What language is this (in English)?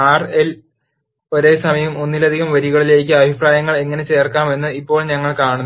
Malayalam